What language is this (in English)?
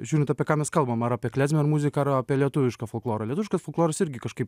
Lithuanian